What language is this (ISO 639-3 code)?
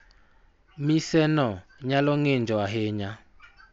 luo